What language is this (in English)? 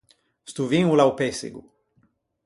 Ligurian